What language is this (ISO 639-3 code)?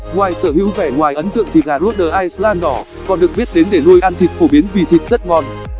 vie